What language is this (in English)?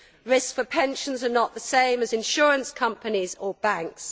English